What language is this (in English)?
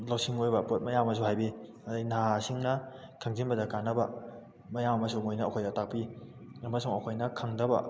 Manipuri